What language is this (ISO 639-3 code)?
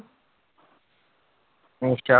pan